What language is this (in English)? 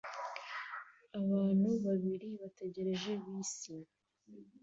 Kinyarwanda